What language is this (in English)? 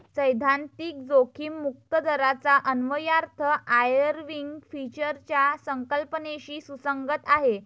Marathi